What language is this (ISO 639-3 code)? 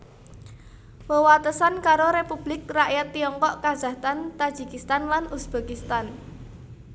jav